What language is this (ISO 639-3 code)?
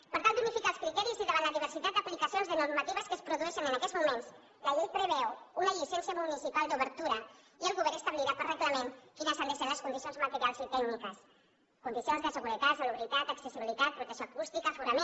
cat